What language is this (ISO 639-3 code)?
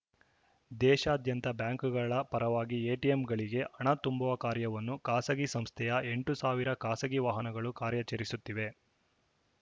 kan